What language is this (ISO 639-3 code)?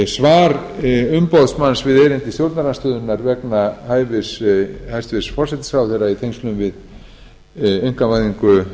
isl